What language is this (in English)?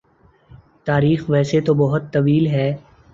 Urdu